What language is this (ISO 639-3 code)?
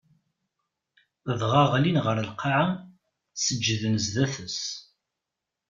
kab